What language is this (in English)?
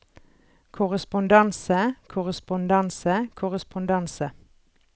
Norwegian